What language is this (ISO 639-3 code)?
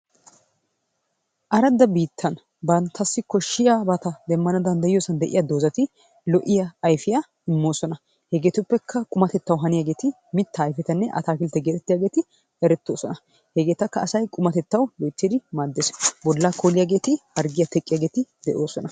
wal